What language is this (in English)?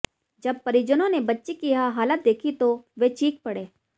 Hindi